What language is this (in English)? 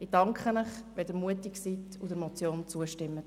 Swiss German